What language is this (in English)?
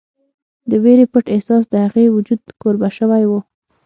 Pashto